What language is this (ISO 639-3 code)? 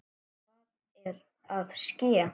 isl